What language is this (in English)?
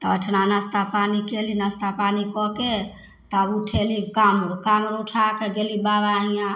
Maithili